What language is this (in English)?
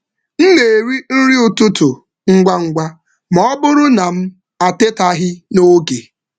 Igbo